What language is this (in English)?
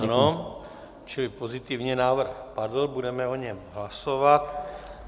Czech